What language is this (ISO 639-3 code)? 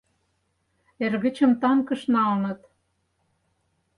chm